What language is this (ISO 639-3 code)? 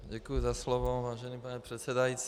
ces